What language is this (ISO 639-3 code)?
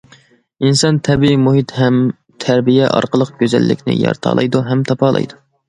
uig